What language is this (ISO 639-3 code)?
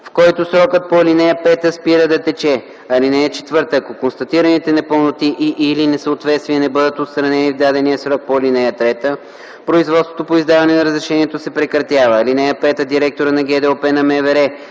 bul